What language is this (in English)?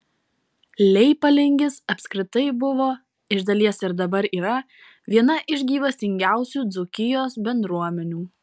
Lithuanian